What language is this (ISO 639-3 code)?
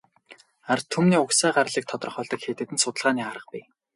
mon